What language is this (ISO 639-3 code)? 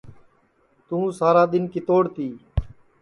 ssi